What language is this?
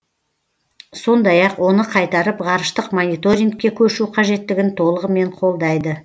Kazakh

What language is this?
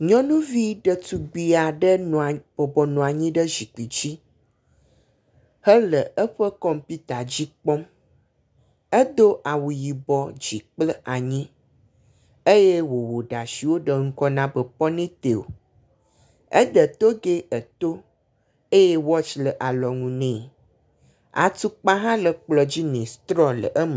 Ewe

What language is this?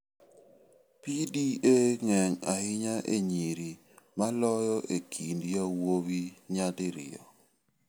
Luo (Kenya and Tanzania)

